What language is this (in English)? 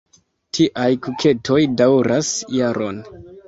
Esperanto